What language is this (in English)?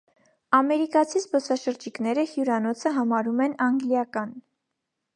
Armenian